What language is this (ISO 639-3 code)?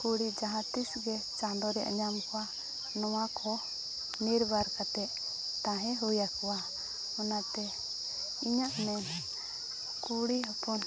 sat